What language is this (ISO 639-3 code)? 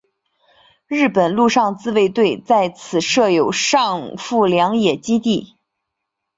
zho